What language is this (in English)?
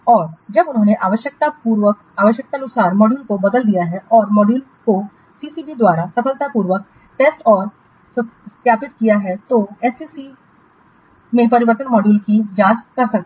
Hindi